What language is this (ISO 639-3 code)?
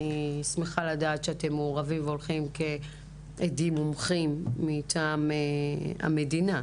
heb